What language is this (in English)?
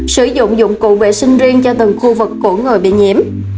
Vietnamese